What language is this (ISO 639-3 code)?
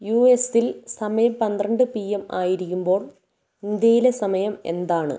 mal